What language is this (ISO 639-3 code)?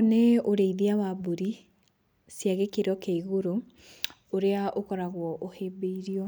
kik